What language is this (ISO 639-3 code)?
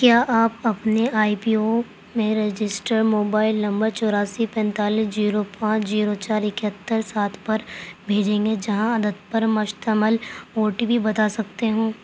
urd